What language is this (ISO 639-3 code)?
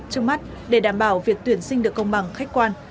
vie